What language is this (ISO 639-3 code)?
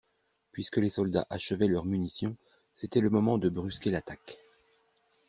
fra